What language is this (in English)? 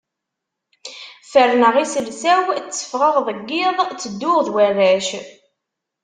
Kabyle